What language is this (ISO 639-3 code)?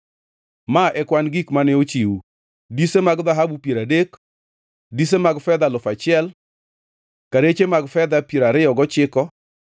luo